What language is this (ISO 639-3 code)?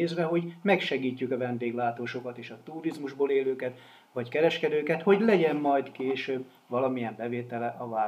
hun